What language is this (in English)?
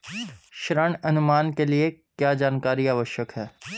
Hindi